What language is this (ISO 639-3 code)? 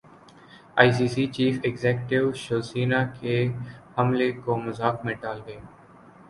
urd